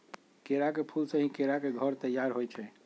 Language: Magahi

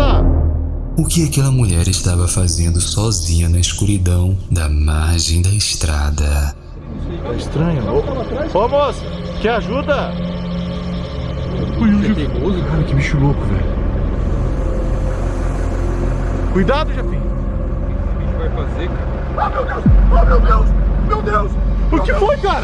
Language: Portuguese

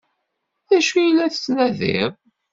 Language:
Kabyle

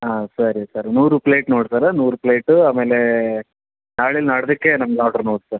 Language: Kannada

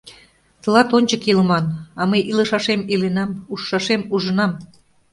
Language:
Mari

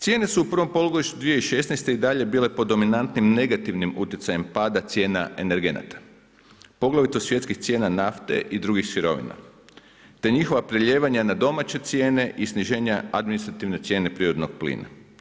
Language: Croatian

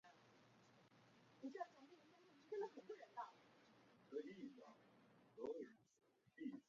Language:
Chinese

